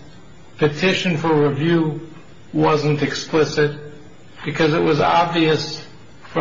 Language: English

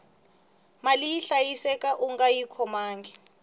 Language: Tsonga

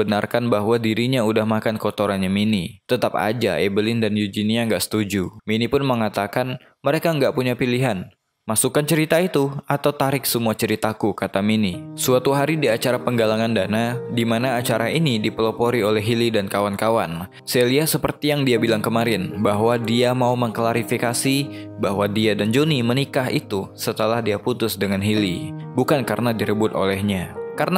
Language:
Indonesian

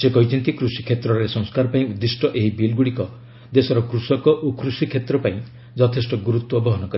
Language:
Odia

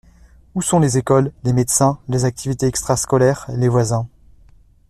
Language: French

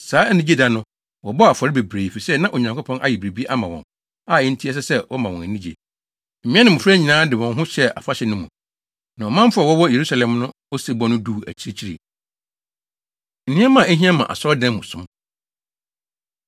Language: Akan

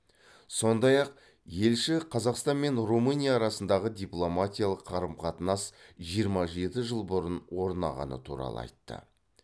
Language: Kazakh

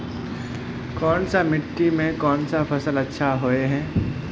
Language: Magahi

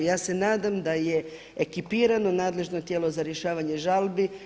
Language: Croatian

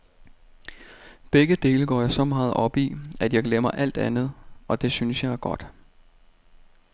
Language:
Danish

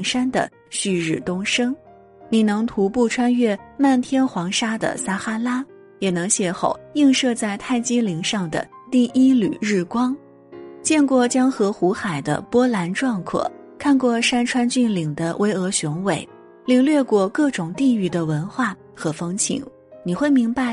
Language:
Chinese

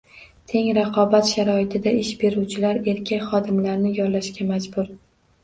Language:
Uzbek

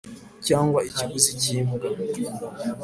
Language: Kinyarwanda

